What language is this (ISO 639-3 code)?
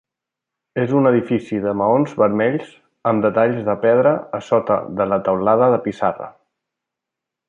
cat